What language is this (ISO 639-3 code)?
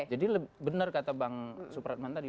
ind